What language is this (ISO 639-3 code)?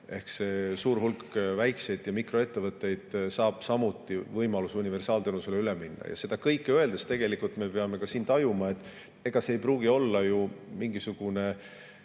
est